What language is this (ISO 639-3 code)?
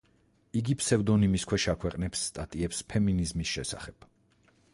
kat